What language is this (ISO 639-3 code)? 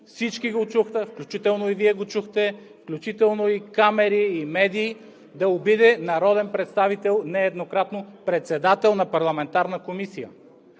bul